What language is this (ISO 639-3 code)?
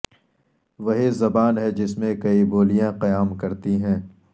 urd